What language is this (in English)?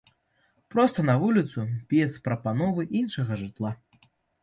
Belarusian